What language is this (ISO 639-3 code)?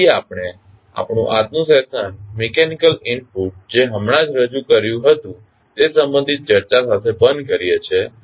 guj